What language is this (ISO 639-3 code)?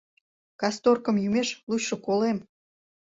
chm